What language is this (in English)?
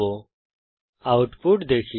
Bangla